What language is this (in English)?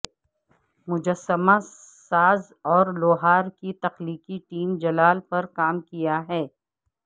Urdu